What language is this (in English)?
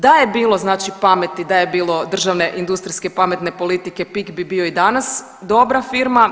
Croatian